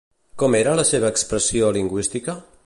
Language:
Catalan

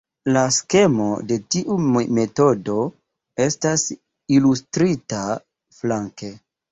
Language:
Esperanto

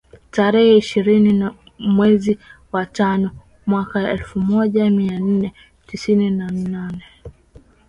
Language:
Swahili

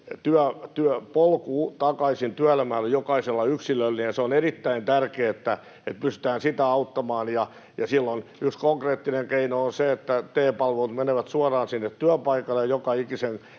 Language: Finnish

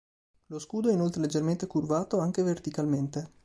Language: Italian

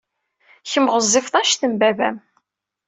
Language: Kabyle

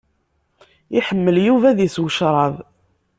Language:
Kabyle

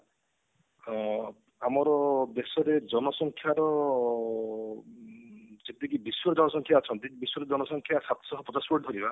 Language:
Odia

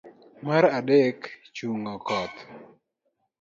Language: Luo (Kenya and Tanzania)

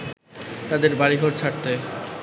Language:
Bangla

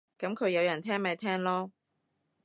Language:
Cantonese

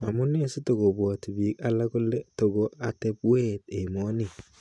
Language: Kalenjin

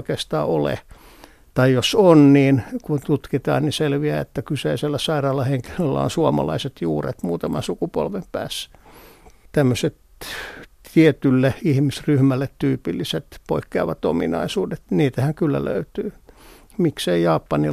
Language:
Finnish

